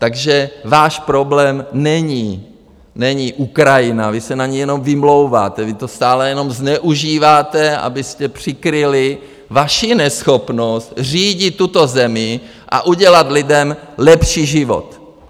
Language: Czech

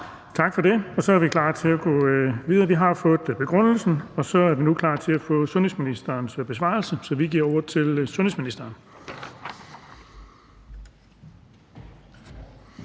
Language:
Danish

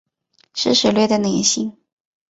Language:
Chinese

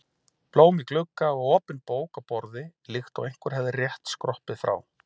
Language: Icelandic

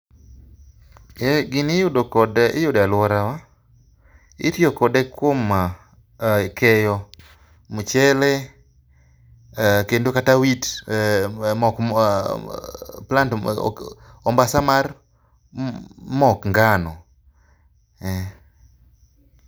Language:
Luo (Kenya and Tanzania)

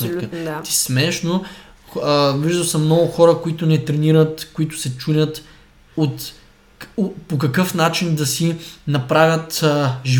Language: Bulgarian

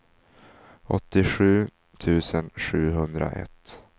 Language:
Swedish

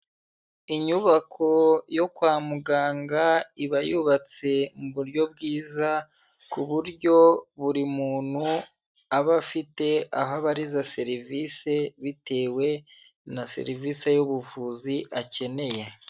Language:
Kinyarwanda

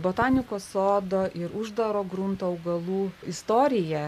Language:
Lithuanian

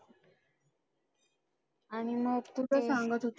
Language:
Marathi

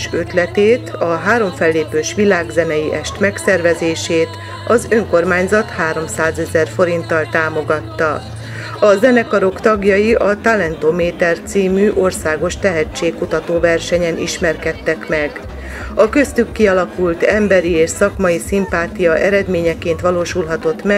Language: Hungarian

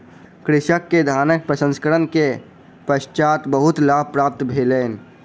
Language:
Maithili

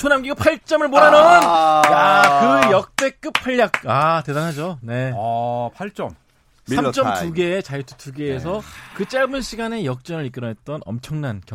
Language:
Korean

